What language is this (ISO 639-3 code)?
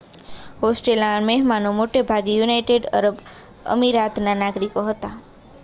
guj